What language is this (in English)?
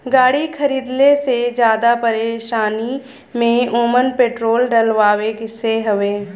Bhojpuri